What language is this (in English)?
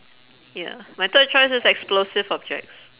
English